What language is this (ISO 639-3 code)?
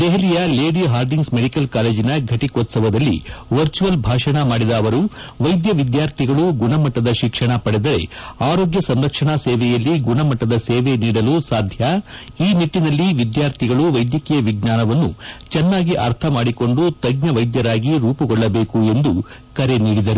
kan